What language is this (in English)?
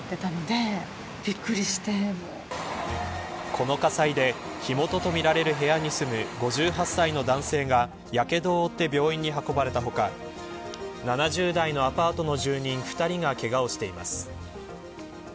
Japanese